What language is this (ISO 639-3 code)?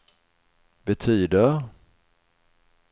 swe